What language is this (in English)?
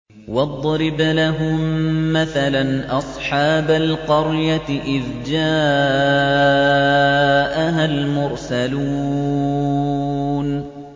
Arabic